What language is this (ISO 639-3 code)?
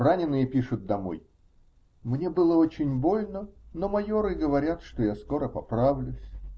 rus